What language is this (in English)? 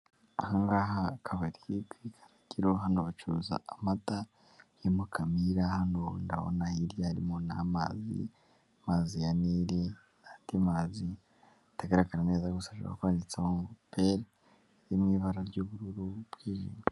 Kinyarwanda